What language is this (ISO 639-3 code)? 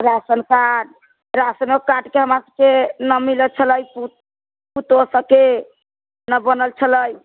mai